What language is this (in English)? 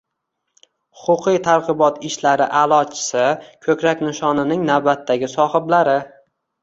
Uzbek